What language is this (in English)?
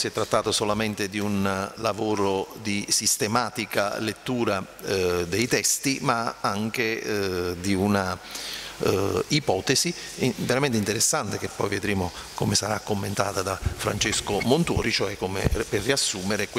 Italian